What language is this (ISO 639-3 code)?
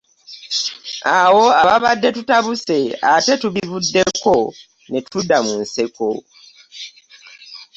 lug